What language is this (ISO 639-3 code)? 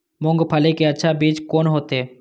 mai